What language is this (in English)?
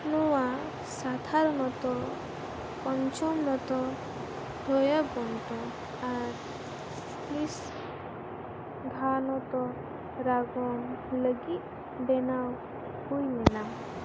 Santali